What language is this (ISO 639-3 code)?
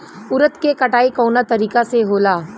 bho